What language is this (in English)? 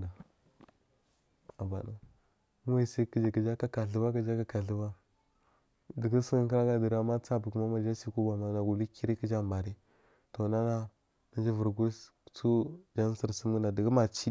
Marghi South